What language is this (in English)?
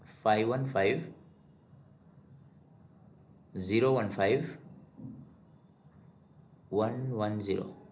Gujarati